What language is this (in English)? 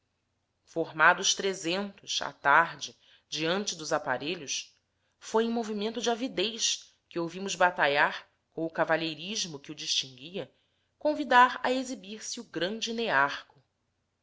Portuguese